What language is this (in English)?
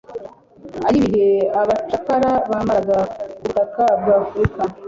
Kinyarwanda